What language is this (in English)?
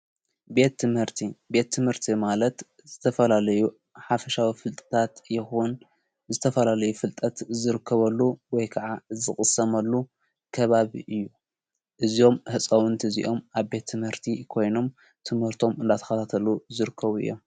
Tigrinya